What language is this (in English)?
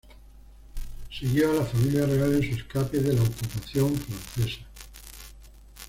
Spanish